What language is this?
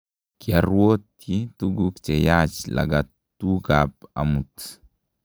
Kalenjin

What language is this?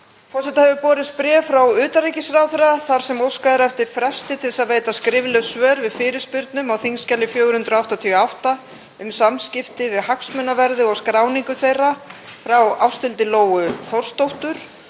Icelandic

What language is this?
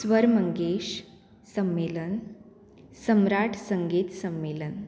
Konkani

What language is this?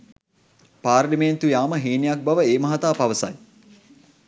Sinhala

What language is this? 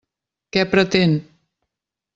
Catalan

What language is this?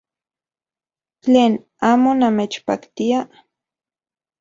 Central Puebla Nahuatl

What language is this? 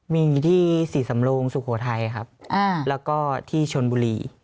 Thai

